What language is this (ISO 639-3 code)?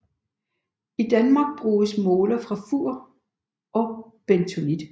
dan